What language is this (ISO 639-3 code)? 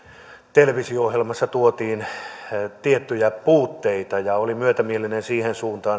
fin